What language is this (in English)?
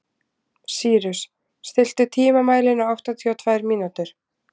Icelandic